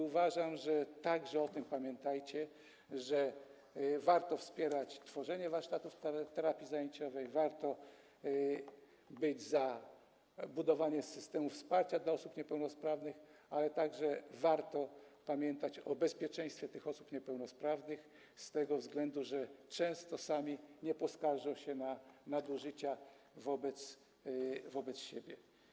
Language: Polish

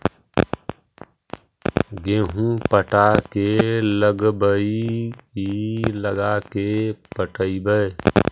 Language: Magahi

